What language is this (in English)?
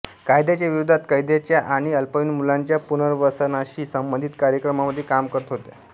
Marathi